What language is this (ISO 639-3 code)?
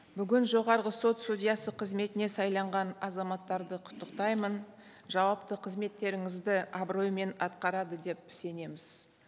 kaz